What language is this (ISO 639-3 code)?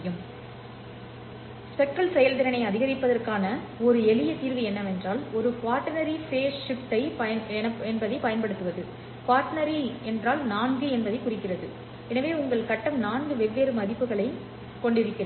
tam